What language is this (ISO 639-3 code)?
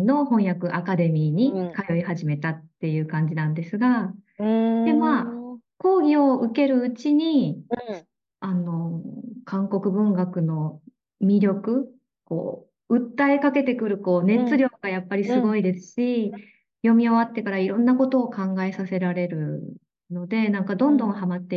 jpn